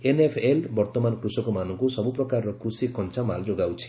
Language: Odia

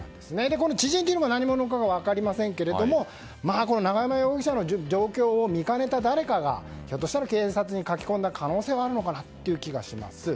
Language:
Japanese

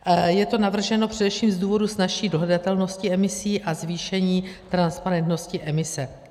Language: Czech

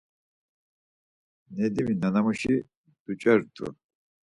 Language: Laz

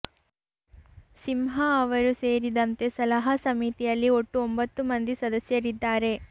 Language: Kannada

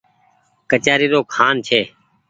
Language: Goaria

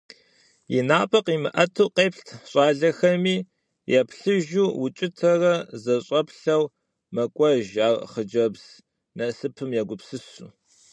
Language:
Kabardian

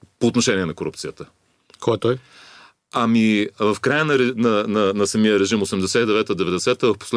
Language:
Bulgarian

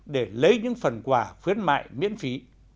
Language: Vietnamese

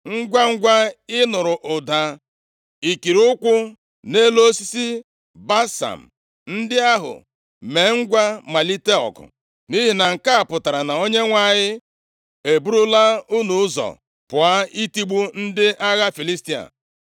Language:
Igbo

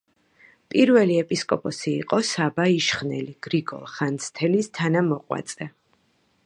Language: Georgian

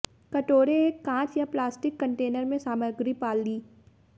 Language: Hindi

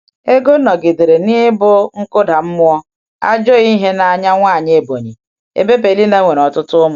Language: Igbo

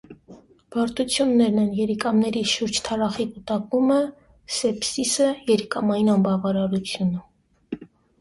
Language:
Armenian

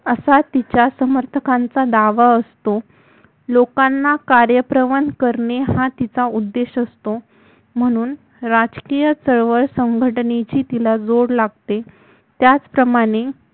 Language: Marathi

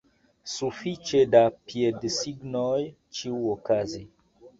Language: Esperanto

